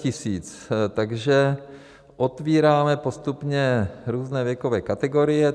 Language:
Czech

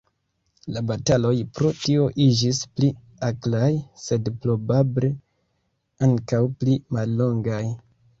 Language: Esperanto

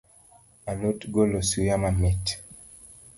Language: Luo (Kenya and Tanzania)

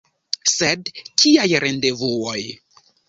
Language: Esperanto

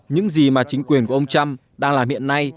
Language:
Vietnamese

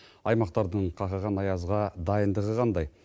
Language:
Kazakh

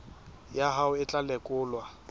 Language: Southern Sotho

